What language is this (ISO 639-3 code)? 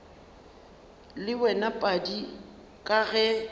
nso